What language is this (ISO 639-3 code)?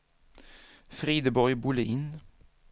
swe